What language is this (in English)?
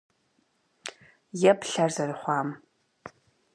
Kabardian